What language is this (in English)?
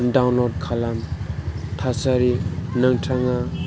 Bodo